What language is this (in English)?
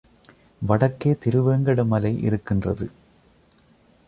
Tamil